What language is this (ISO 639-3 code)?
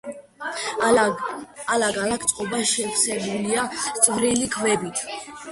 kat